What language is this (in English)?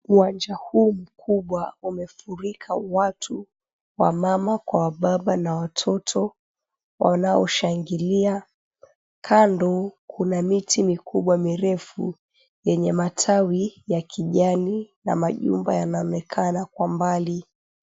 Swahili